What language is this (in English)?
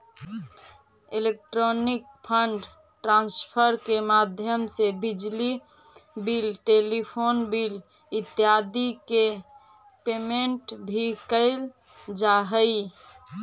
Magahi